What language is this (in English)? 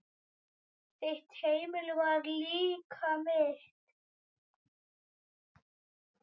Icelandic